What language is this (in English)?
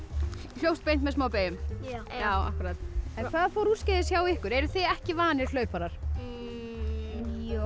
Icelandic